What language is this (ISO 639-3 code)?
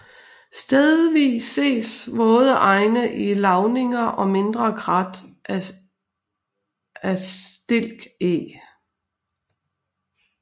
dan